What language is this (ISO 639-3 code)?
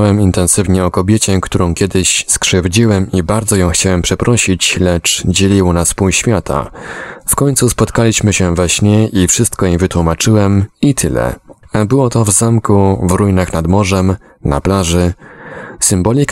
pol